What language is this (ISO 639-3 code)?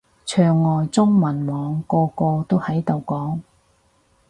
yue